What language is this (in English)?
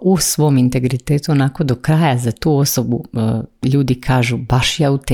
Croatian